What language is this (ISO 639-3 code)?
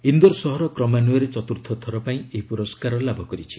ori